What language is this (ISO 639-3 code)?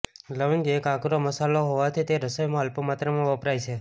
guj